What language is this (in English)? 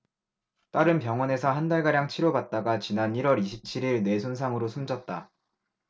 Korean